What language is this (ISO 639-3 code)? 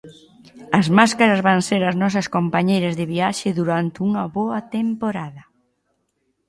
glg